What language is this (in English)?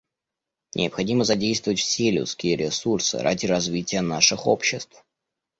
Russian